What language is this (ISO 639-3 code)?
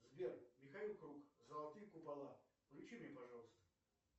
rus